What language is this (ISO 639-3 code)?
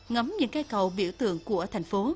vie